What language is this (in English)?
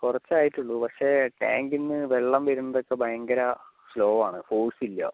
Malayalam